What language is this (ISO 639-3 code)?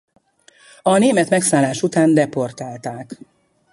hun